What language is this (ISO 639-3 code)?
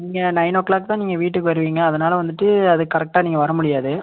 tam